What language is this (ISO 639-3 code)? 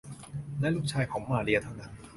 tha